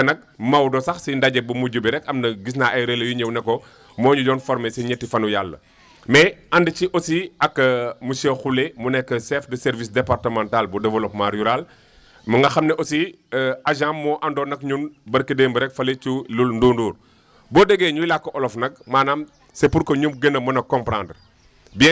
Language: Wolof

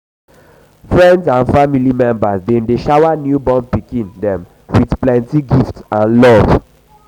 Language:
Nigerian Pidgin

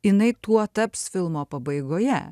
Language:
Lithuanian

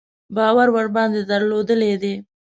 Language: Pashto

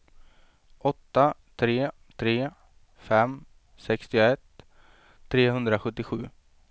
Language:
Swedish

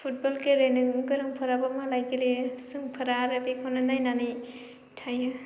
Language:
Bodo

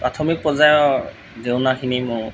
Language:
Assamese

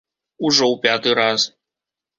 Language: Belarusian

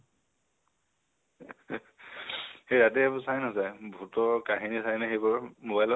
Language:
Assamese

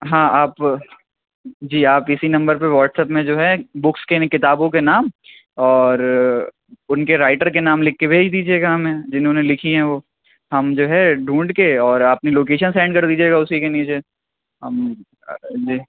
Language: Urdu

